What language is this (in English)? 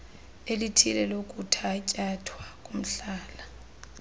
Xhosa